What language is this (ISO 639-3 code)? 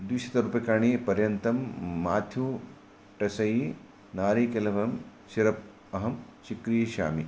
san